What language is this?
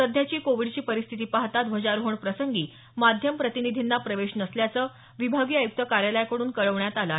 Marathi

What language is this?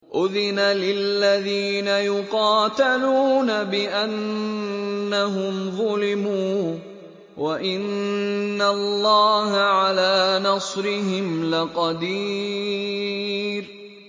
Arabic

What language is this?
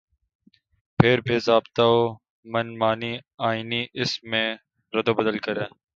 Urdu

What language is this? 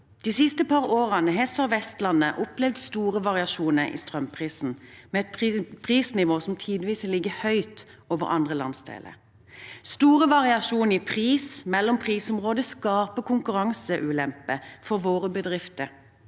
Norwegian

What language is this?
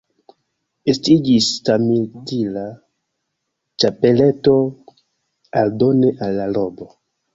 Esperanto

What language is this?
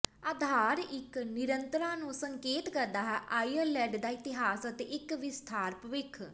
Punjabi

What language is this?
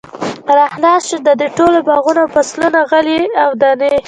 Pashto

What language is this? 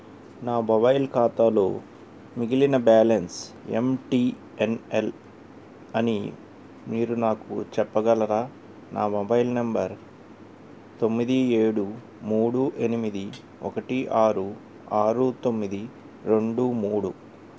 Telugu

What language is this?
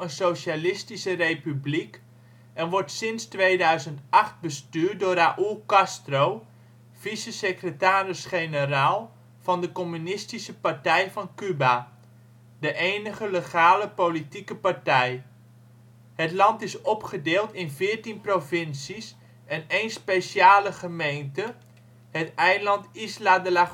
Dutch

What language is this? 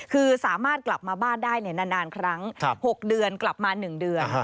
Thai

